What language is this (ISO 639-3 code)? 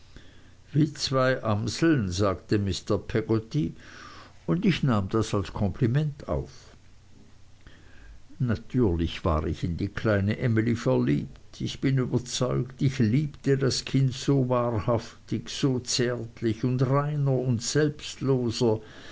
deu